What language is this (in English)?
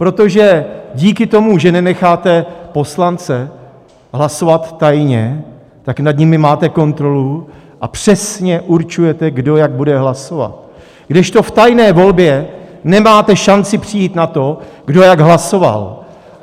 Czech